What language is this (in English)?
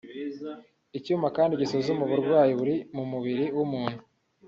Kinyarwanda